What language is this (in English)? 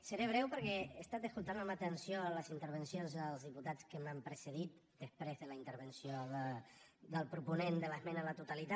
Catalan